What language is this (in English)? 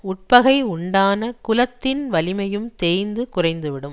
Tamil